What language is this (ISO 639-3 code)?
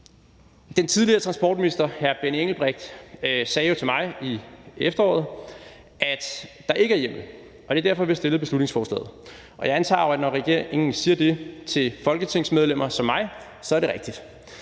dan